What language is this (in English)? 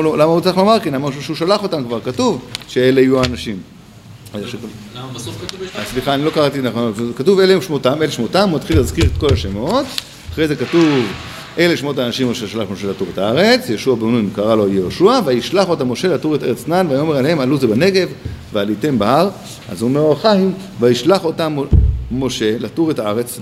Hebrew